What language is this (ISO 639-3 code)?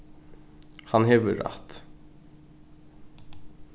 fao